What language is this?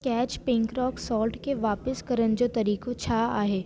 Sindhi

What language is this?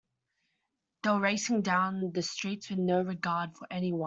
English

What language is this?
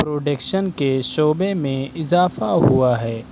Urdu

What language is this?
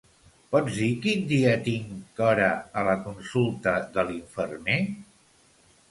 Catalan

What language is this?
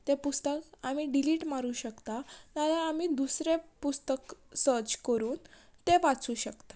Konkani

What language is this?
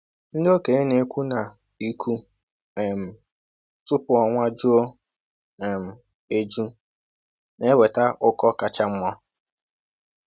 Igbo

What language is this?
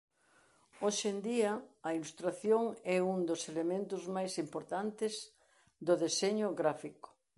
Galician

